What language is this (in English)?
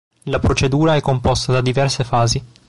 Italian